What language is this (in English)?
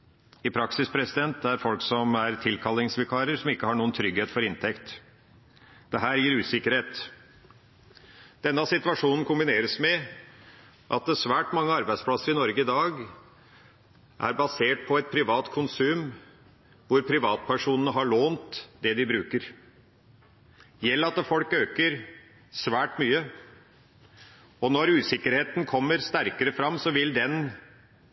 Norwegian Bokmål